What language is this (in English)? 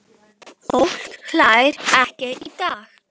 Icelandic